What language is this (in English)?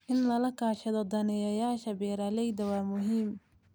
Somali